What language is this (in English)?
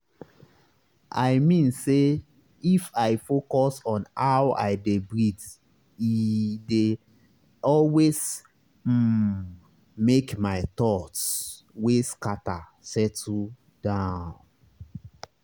Nigerian Pidgin